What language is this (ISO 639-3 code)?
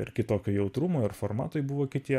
lit